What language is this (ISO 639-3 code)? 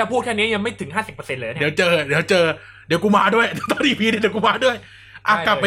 tha